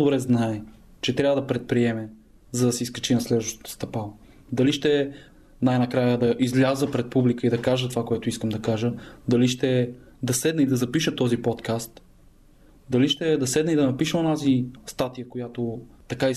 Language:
Bulgarian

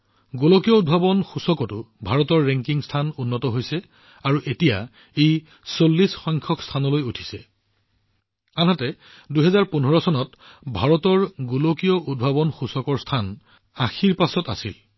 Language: Assamese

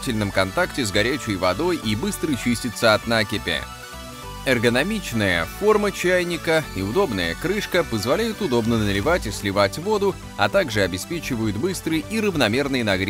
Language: Russian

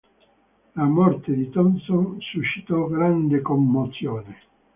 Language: Italian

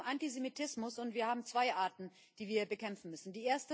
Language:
German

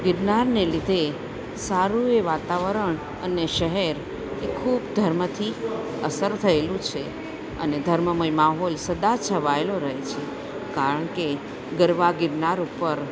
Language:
Gujarati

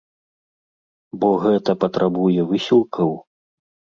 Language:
Belarusian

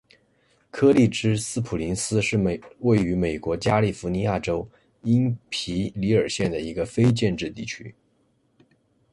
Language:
Chinese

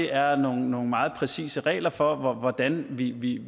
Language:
Danish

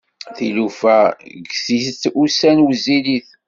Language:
Kabyle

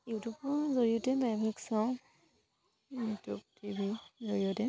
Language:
Assamese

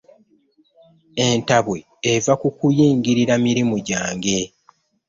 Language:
Ganda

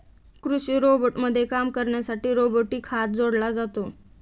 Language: Marathi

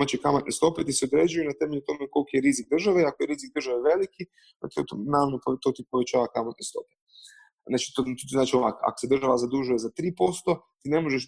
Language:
Croatian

